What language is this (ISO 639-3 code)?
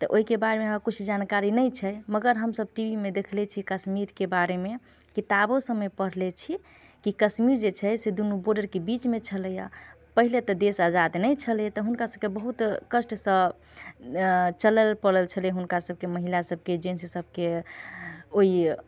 mai